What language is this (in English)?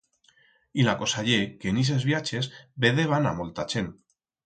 Aragonese